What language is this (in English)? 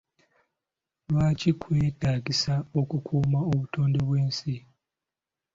Ganda